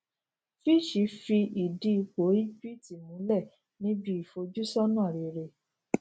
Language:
Yoruba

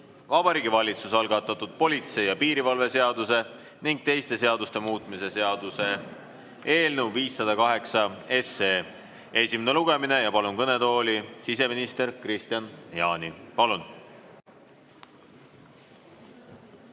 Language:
Estonian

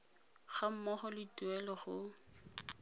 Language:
Tswana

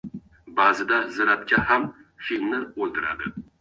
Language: Uzbek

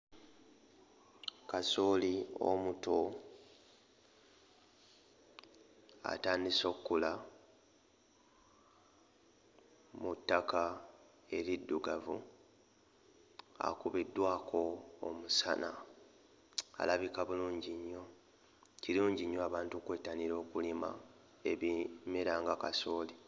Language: Ganda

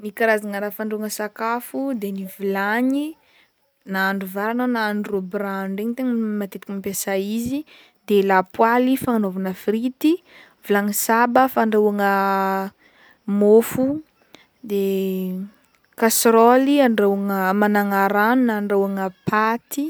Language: Northern Betsimisaraka Malagasy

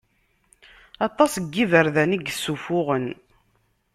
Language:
Kabyle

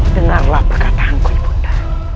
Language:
Indonesian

